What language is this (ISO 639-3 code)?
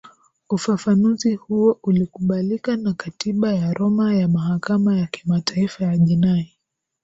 swa